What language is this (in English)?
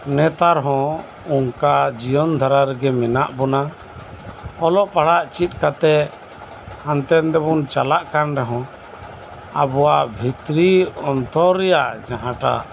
Santali